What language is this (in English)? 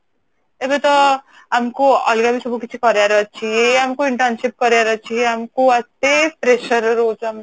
Odia